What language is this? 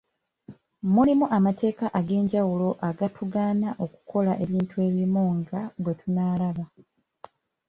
Ganda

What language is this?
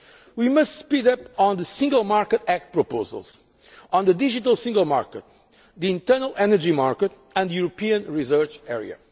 English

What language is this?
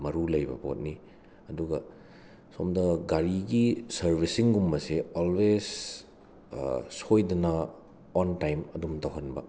Manipuri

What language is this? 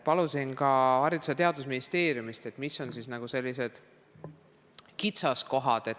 Estonian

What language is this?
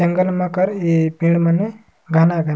Surgujia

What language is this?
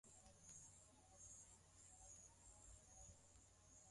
Swahili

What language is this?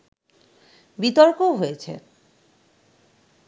Bangla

